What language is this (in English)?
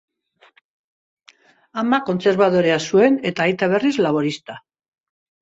Basque